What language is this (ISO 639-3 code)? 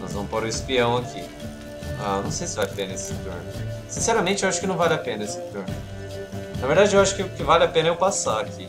por